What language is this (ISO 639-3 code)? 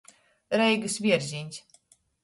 ltg